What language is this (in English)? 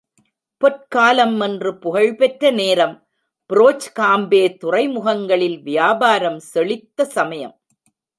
Tamil